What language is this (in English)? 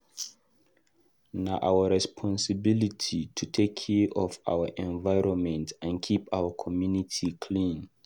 Nigerian Pidgin